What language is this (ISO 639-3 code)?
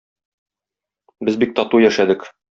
tat